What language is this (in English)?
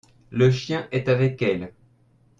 French